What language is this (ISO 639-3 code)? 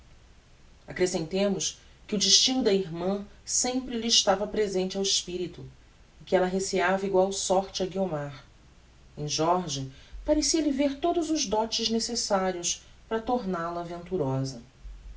por